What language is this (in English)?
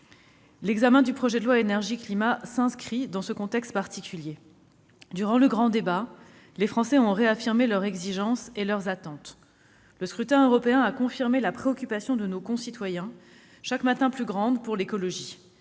French